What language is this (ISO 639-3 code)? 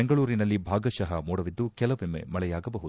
kan